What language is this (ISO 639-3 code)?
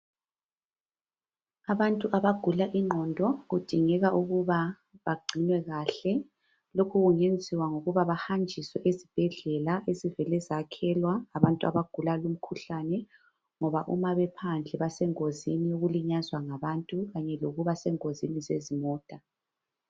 nde